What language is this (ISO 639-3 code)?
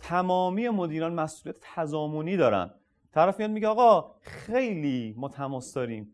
fas